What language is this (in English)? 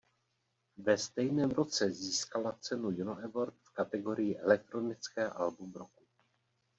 Czech